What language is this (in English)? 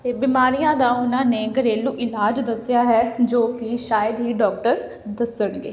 Punjabi